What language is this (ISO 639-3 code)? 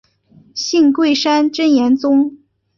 zho